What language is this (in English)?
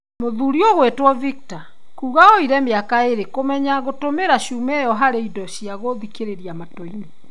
Kikuyu